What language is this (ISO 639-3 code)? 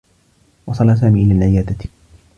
ara